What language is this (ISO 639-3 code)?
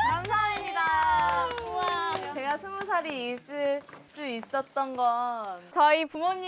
kor